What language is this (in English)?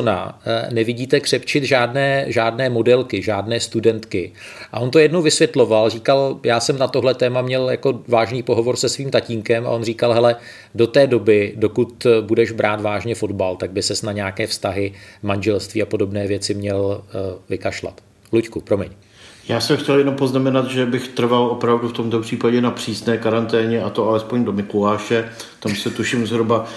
Czech